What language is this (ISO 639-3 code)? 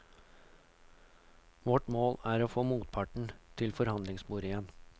nor